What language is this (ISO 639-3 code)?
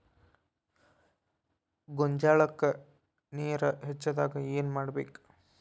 kan